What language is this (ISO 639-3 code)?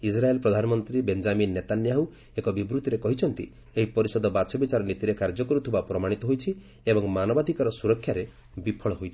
ori